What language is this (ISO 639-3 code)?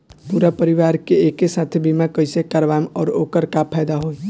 bho